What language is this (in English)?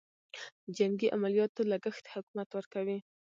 Pashto